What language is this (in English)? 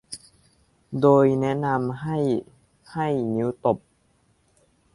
Thai